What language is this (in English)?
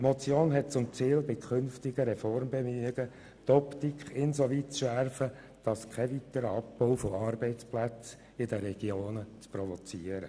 Swiss German